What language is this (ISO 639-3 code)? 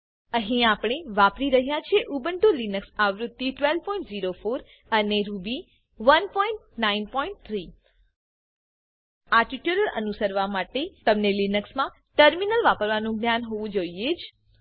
guj